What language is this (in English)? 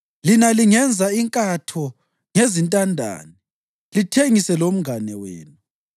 North Ndebele